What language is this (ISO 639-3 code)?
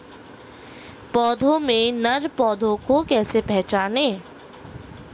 hin